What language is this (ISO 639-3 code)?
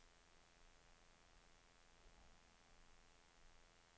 dan